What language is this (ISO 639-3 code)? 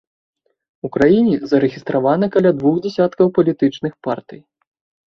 bel